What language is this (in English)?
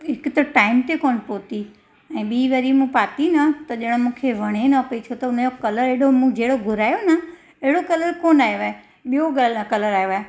Sindhi